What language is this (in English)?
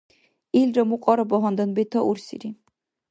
Dargwa